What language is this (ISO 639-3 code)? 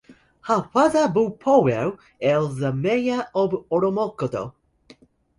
eng